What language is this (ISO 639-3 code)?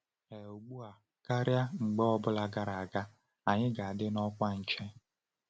ibo